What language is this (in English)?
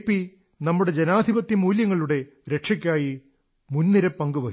Malayalam